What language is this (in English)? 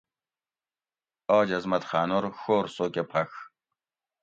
Gawri